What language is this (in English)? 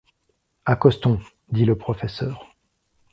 French